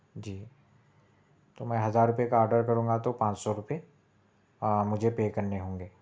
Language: Urdu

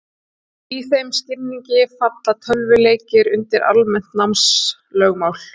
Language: Icelandic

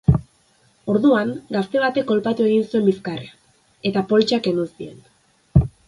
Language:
Basque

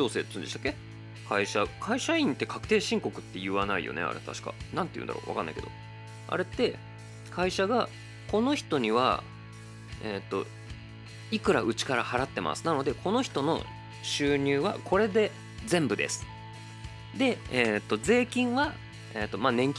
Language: Japanese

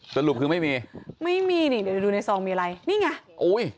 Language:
Thai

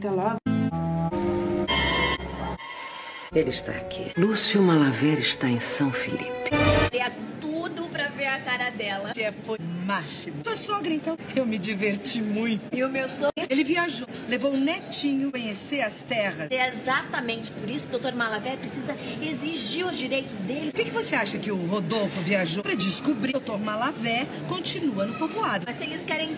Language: Portuguese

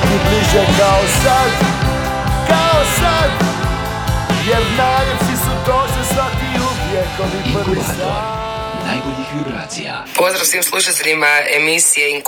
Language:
Croatian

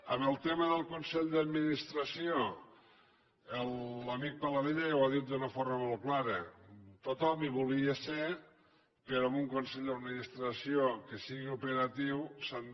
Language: Catalan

